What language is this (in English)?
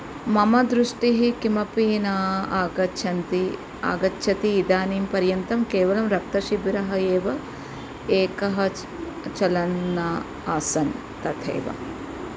Sanskrit